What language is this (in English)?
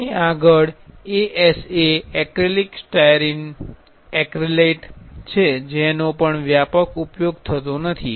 Gujarati